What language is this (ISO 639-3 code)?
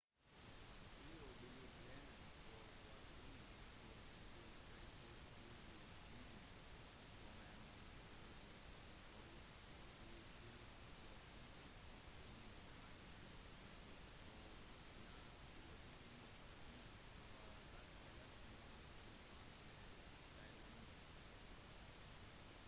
nob